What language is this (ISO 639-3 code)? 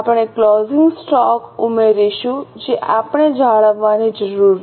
guj